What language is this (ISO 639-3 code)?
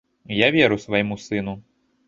bel